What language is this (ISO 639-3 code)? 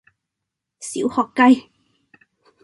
yue